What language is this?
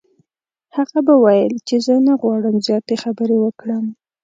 Pashto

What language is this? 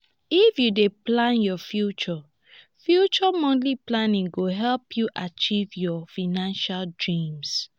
Nigerian Pidgin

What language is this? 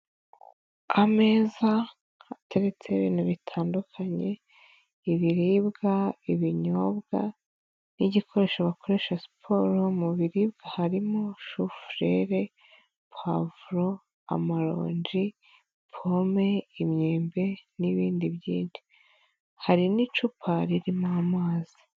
Kinyarwanda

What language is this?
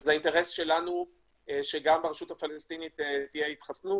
Hebrew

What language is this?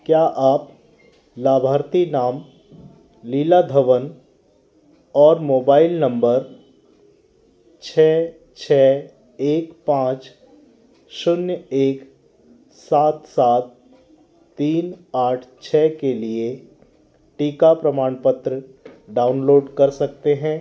Hindi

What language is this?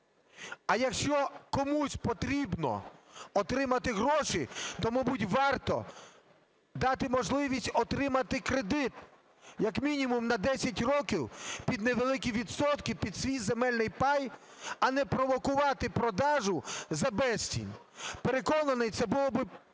Ukrainian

